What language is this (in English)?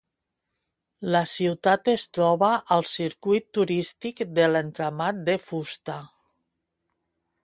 Catalan